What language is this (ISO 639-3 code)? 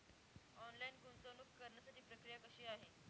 mar